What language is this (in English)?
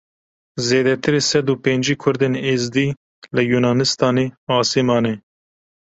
Kurdish